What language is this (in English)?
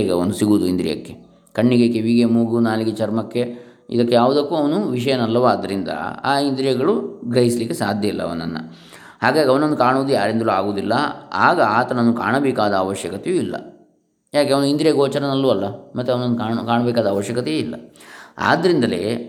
Kannada